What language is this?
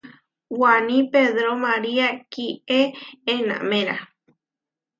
Huarijio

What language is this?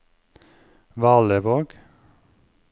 Norwegian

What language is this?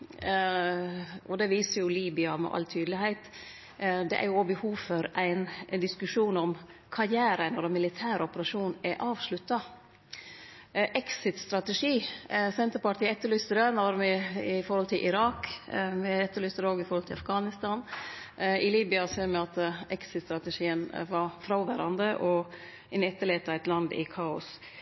Norwegian Nynorsk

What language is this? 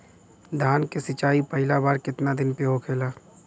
Bhojpuri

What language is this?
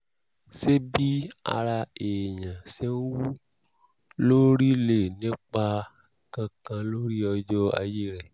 Yoruba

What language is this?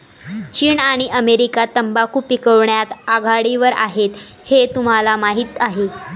Marathi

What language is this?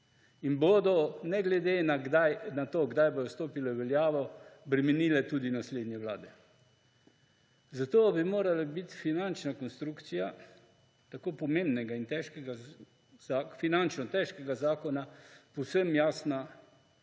Slovenian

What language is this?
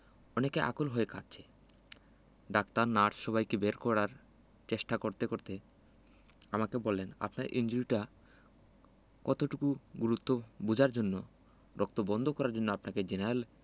Bangla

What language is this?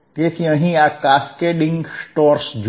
Gujarati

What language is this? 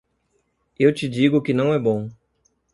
Portuguese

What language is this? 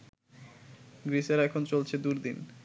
Bangla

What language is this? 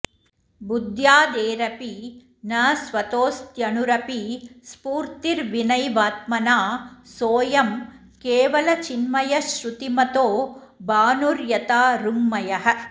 Sanskrit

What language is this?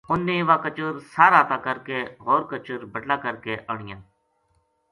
Gujari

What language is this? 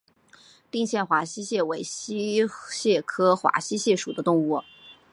Chinese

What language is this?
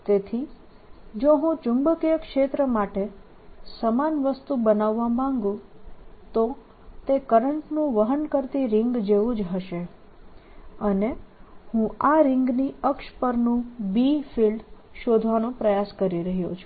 Gujarati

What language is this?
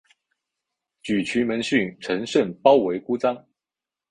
Chinese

